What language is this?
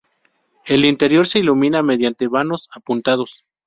Spanish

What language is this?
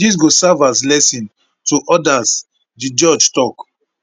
Nigerian Pidgin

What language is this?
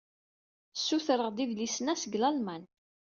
Kabyle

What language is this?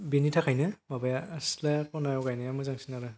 Bodo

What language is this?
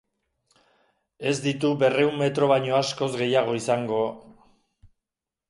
Basque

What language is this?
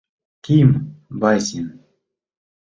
Mari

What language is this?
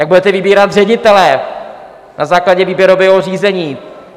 Czech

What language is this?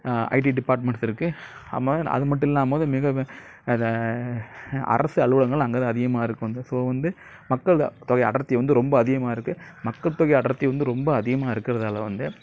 Tamil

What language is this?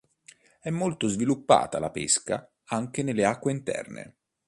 Italian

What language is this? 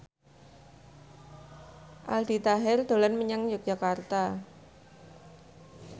Javanese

